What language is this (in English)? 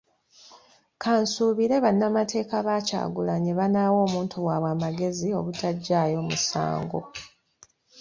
Ganda